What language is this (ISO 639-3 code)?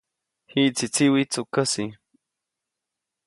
zoc